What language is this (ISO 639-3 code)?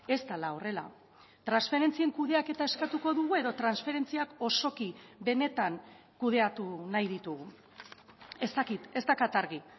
eus